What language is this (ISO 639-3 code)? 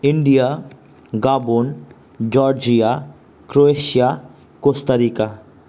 nep